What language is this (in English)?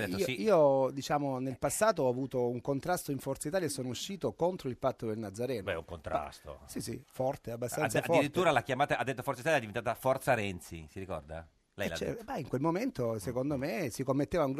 Italian